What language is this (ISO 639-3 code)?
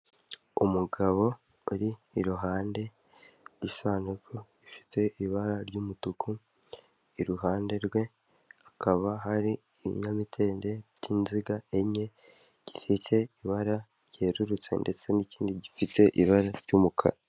kin